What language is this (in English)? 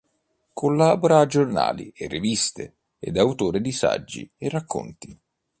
Italian